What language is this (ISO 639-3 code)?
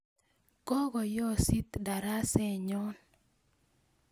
kln